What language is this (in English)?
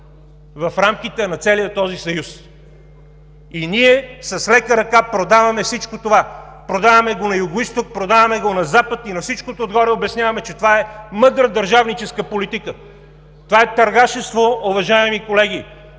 Bulgarian